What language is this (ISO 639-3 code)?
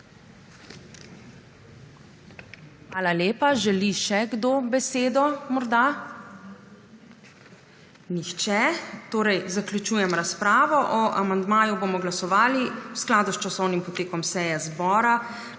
slv